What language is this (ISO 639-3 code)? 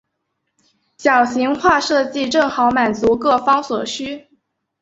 zho